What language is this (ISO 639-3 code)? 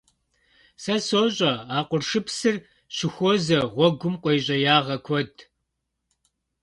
kbd